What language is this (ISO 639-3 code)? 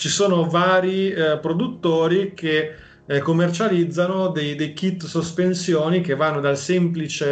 ita